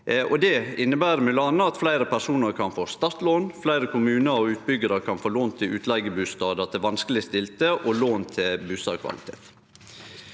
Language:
Norwegian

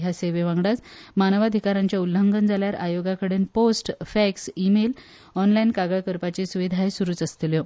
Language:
Konkani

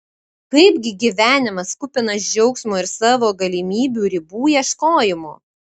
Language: Lithuanian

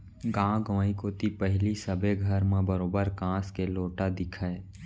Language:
Chhattisgarhi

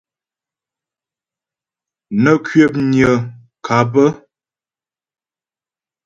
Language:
Ghomala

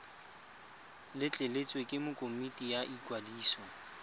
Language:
Tswana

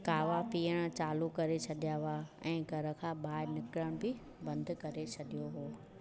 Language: Sindhi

